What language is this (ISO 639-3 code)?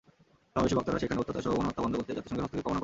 ben